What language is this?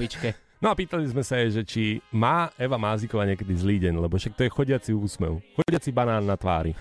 Slovak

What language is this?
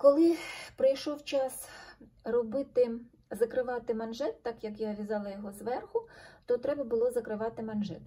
Ukrainian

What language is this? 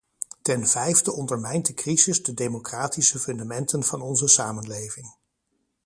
Dutch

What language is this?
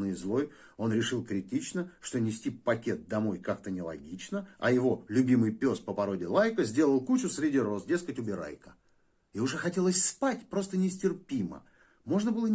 Russian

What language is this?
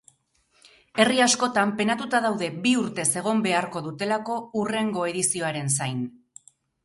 Basque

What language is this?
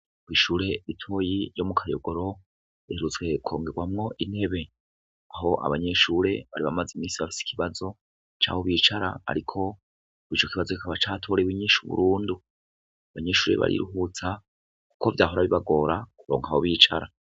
Rundi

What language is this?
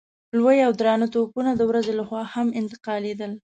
Pashto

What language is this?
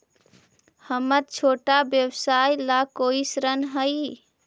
Magahi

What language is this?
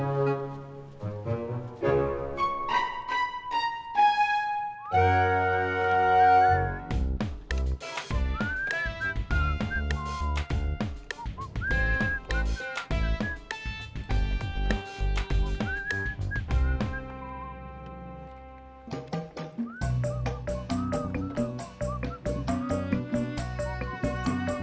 Indonesian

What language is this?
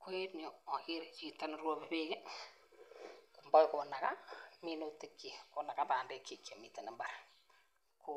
Kalenjin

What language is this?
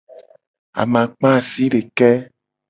Gen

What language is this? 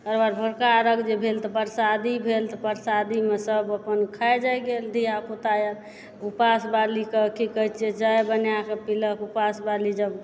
Maithili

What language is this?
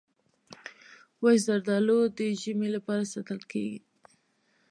Pashto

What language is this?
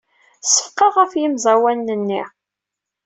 Kabyle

